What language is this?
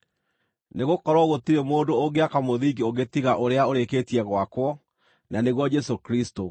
Kikuyu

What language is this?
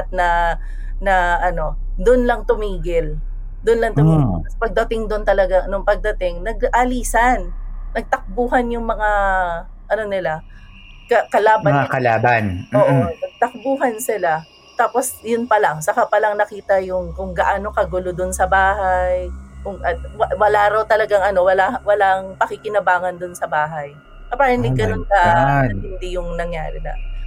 Filipino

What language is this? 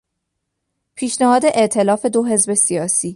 Persian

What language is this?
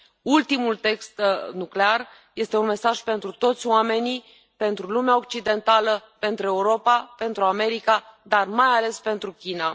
Romanian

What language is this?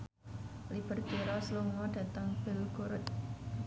Javanese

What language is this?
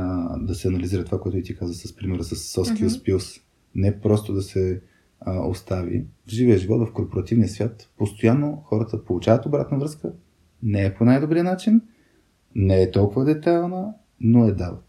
Bulgarian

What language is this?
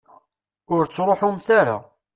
Kabyle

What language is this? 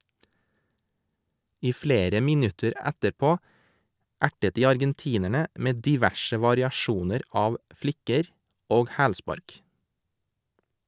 Norwegian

